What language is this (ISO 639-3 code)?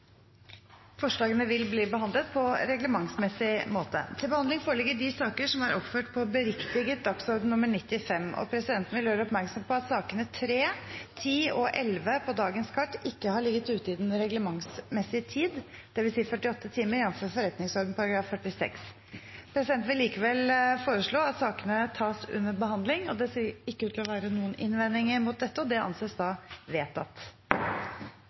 nob